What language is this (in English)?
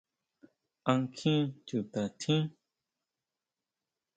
Huautla Mazatec